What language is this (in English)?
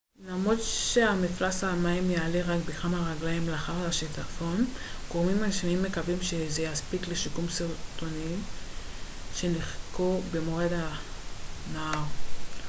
Hebrew